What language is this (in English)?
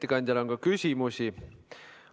Estonian